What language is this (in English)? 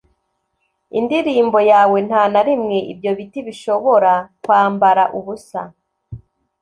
Kinyarwanda